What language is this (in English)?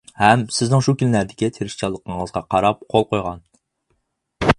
Uyghur